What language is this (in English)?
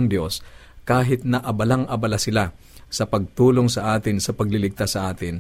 Filipino